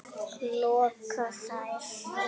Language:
Icelandic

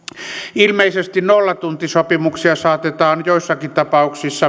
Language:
Finnish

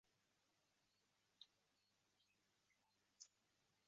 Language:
Uzbek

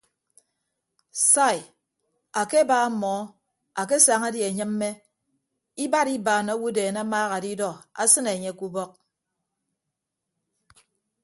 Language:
Ibibio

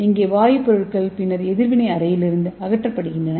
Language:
Tamil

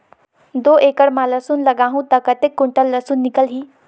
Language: Chhattisgarhi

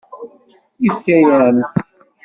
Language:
Kabyle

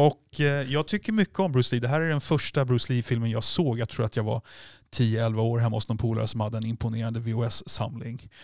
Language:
Swedish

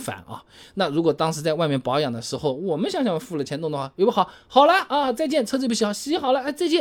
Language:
Chinese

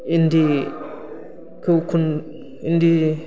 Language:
Bodo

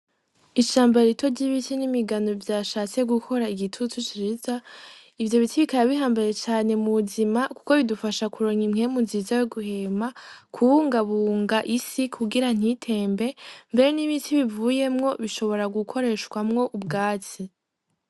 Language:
Rundi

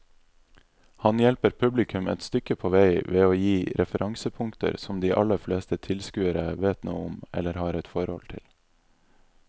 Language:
Norwegian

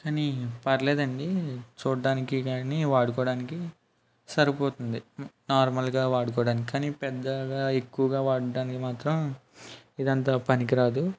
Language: Telugu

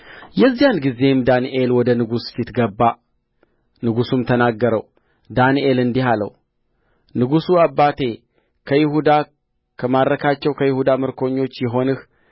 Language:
Amharic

